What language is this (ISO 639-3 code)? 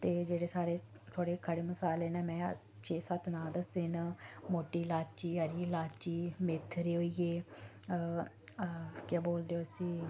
doi